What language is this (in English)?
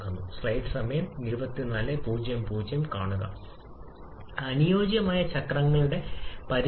Malayalam